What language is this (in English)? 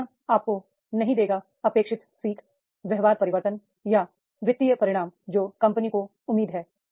Hindi